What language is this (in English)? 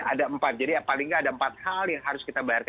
Indonesian